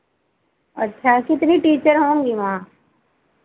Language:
Hindi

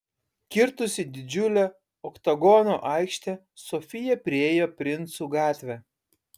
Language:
Lithuanian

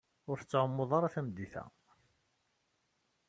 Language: Kabyle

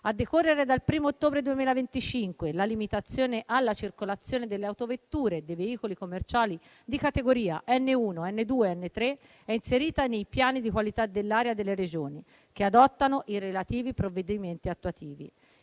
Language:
Italian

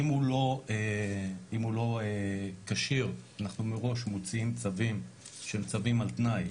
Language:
Hebrew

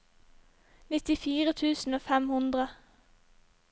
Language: Norwegian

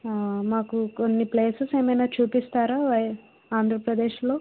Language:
Telugu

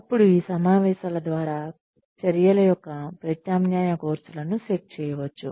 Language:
Telugu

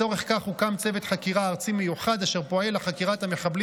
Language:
Hebrew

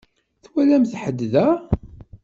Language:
Kabyle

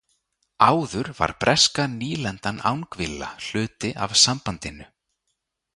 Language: Icelandic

